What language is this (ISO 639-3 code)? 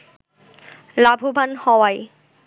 ben